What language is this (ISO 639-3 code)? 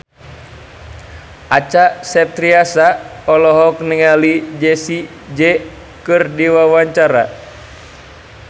sun